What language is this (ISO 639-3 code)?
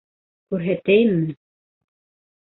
bak